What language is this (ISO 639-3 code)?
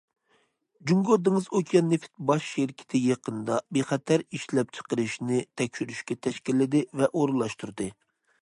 uig